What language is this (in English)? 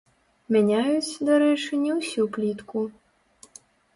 Belarusian